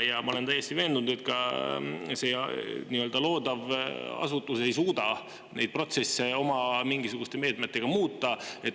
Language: Estonian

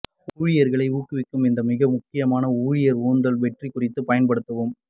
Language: Tamil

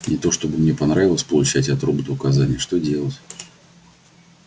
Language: Russian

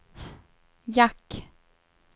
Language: Swedish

